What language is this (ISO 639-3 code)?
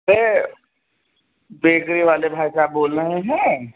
hin